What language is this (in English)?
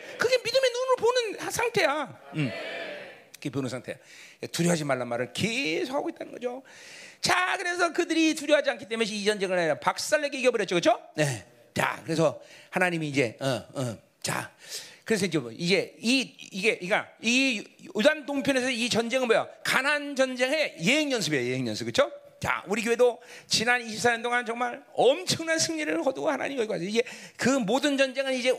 Korean